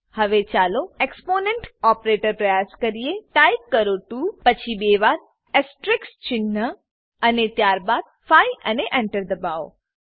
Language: Gujarati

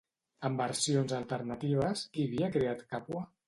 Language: Catalan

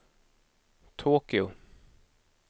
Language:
Swedish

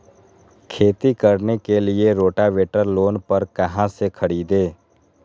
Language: Magahi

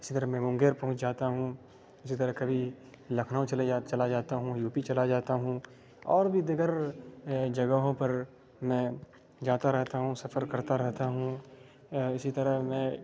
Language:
Urdu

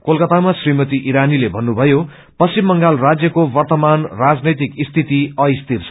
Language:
Nepali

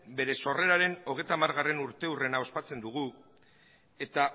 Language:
Basque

